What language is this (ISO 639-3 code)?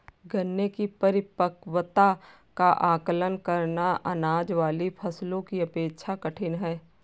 hin